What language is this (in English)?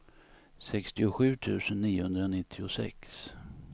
Swedish